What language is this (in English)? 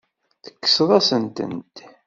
Kabyle